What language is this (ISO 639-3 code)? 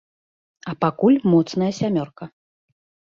bel